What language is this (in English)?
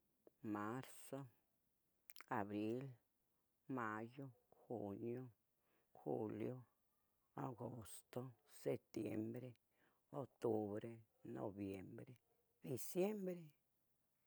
Tetelcingo Nahuatl